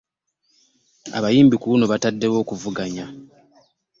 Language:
Ganda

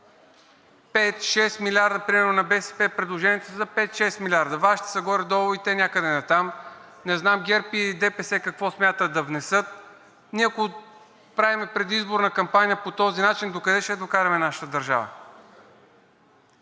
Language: Bulgarian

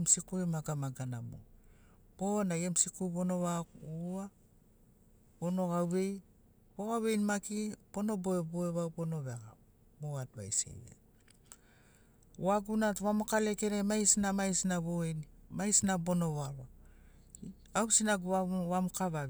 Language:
Sinaugoro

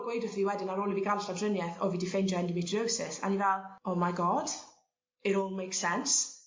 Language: Welsh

